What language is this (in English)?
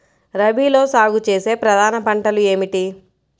Telugu